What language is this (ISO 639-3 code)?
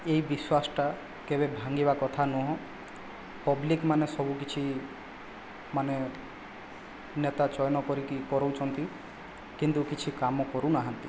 ori